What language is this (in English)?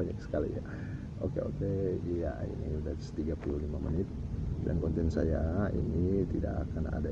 Indonesian